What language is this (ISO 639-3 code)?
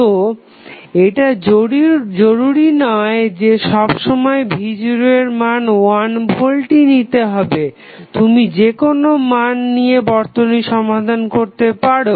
ben